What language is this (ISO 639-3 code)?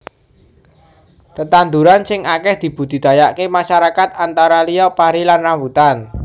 jav